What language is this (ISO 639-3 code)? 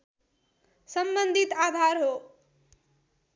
nep